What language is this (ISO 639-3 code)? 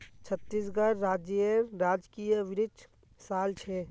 mag